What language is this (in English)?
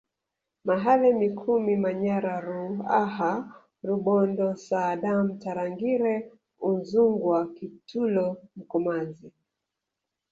Swahili